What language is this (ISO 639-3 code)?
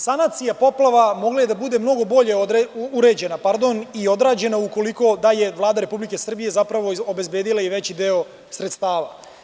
srp